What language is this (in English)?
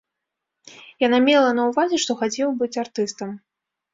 Belarusian